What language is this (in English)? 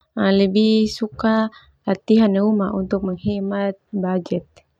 Termanu